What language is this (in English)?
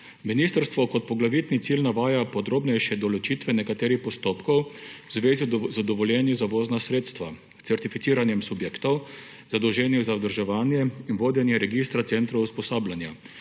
Slovenian